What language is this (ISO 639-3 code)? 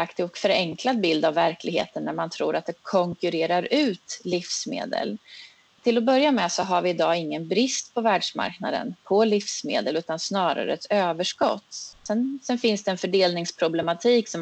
swe